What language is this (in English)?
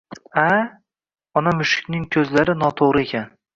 Uzbek